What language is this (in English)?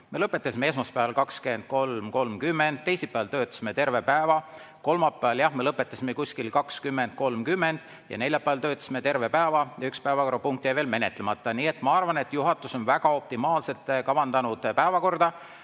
Estonian